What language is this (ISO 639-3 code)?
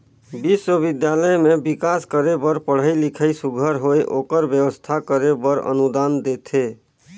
hne